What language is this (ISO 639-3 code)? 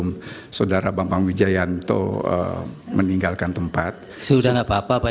ind